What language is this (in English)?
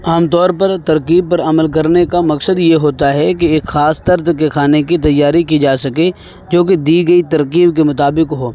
Urdu